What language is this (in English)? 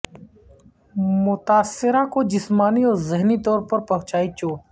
Urdu